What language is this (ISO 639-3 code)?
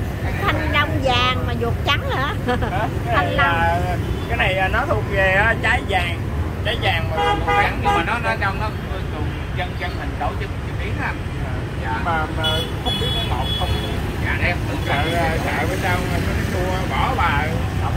vie